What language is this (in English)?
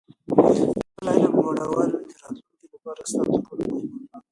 Pashto